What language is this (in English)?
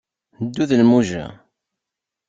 Kabyle